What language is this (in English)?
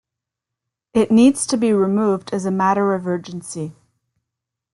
English